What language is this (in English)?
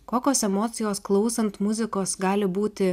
Lithuanian